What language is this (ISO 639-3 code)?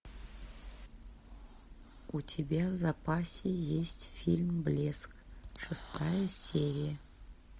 rus